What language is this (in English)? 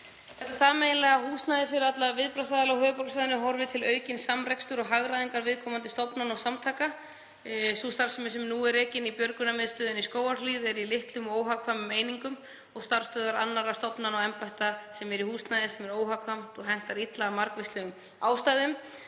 Icelandic